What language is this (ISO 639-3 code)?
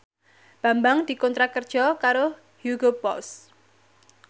jav